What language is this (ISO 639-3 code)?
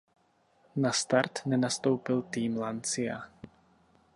ces